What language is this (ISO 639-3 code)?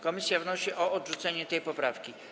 pol